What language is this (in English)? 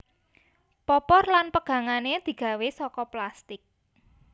Javanese